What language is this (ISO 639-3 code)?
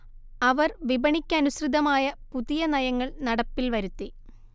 mal